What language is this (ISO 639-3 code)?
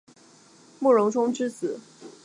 zho